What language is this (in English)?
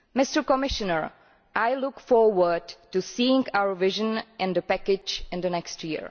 English